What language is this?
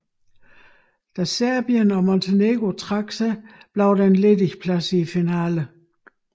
Danish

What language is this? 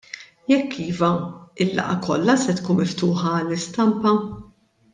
Maltese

